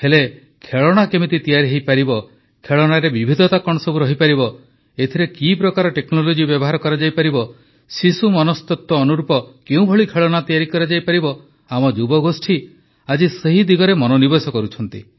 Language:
Odia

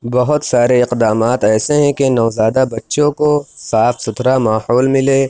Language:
Urdu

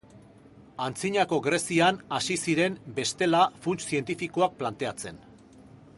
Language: Basque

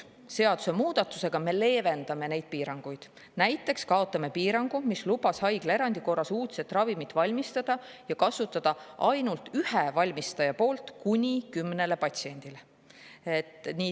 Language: Estonian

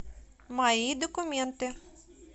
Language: Russian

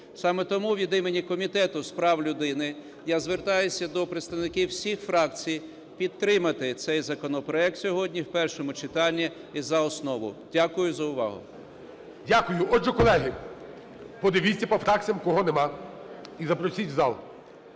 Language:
Ukrainian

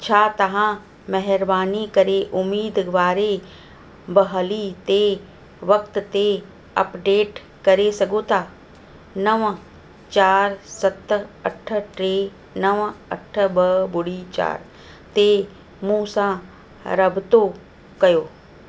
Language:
Sindhi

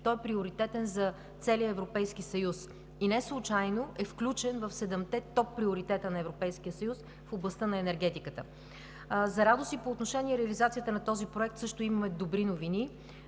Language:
Bulgarian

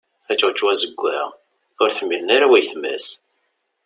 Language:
Kabyle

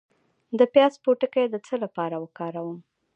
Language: Pashto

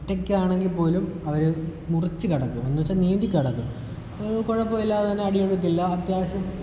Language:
Malayalam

